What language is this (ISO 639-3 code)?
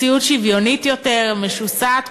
heb